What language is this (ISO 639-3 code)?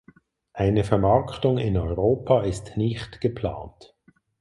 deu